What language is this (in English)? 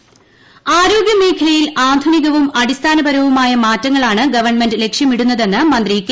Malayalam